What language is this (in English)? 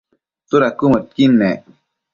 Matsés